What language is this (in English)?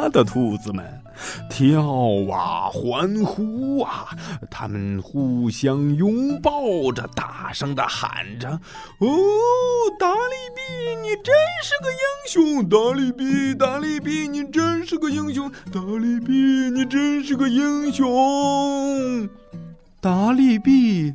Chinese